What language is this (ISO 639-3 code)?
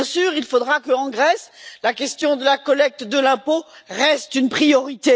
fra